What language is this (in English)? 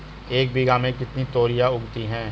Hindi